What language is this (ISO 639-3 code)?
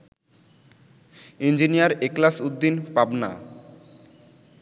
ben